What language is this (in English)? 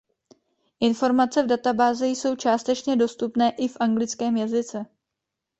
Czech